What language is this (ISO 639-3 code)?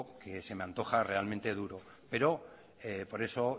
spa